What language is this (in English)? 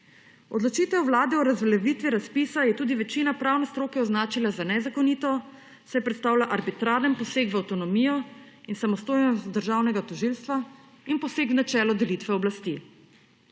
Slovenian